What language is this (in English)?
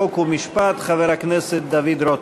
Hebrew